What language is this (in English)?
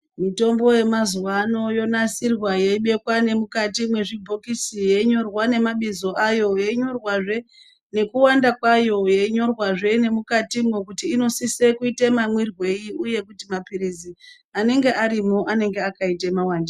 Ndau